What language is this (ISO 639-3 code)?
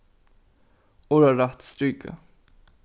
fao